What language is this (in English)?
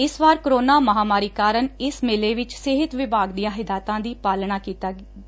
Punjabi